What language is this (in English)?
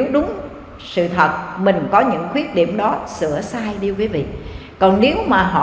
Vietnamese